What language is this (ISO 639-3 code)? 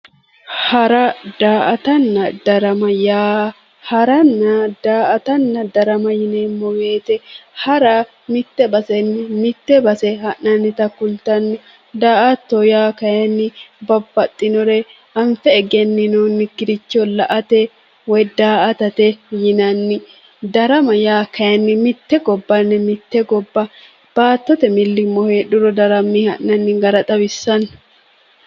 sid